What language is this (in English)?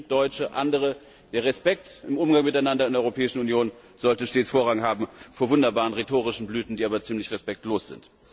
German